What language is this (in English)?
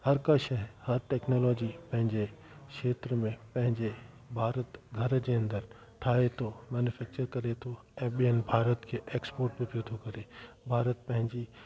Sindhi